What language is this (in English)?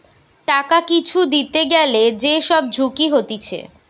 Bangla